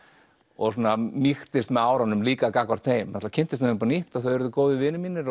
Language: Icelandic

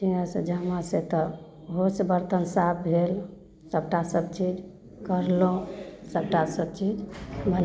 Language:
Maithili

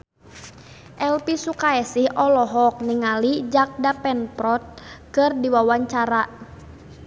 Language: Sundanese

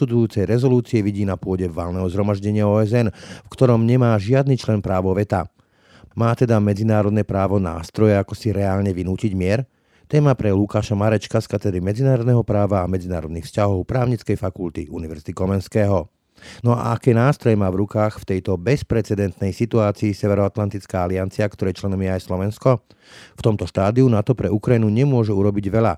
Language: Slovak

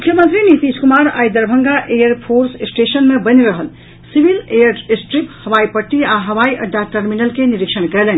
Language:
Maithili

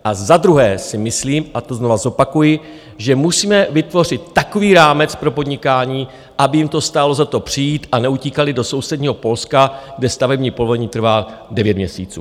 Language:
Czech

